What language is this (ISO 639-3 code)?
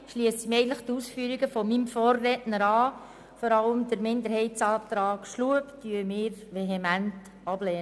gsw